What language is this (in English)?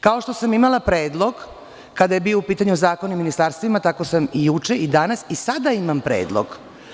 Serbian